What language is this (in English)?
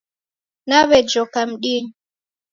Taita